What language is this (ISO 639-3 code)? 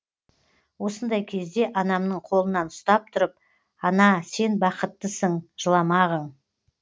kaz